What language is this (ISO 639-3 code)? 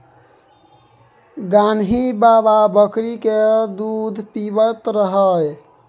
mai